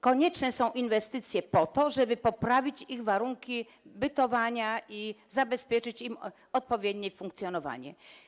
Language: Polish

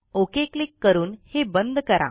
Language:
Marathi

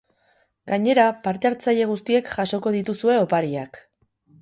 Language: Basque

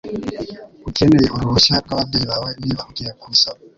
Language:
Kinyarwanda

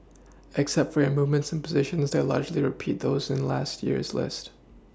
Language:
English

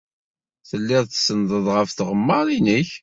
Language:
Kabyle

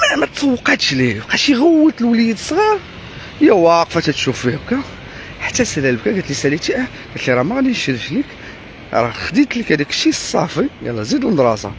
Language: Arabic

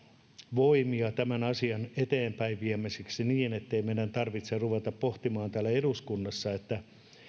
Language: Finnish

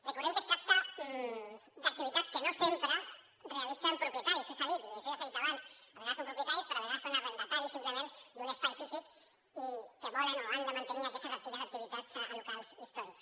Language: Catalan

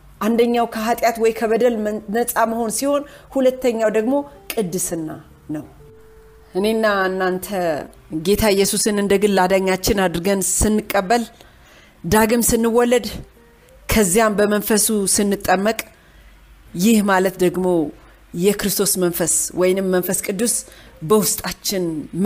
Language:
Amharic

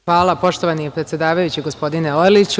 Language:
Serbian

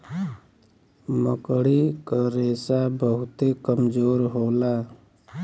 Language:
Bhojpuri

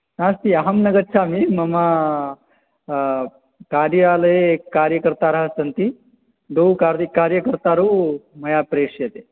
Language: Sanskrit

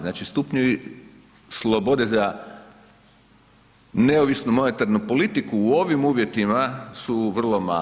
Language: Croatian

